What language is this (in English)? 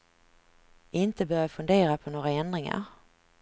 Swedish